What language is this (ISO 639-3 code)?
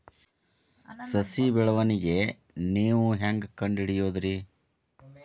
kan